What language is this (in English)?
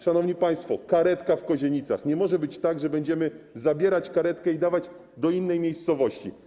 Polish